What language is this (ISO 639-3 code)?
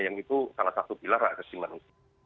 ind